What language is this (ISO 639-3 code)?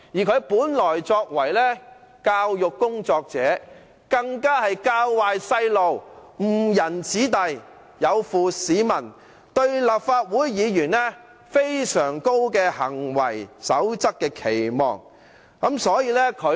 yue